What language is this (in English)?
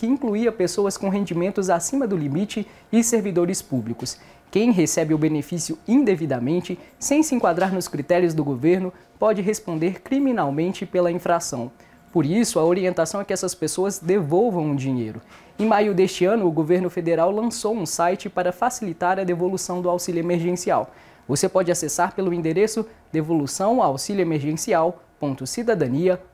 Portuguese